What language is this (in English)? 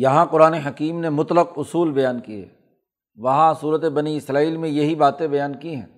Urdu